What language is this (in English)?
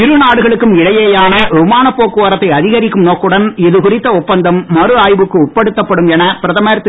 Tamil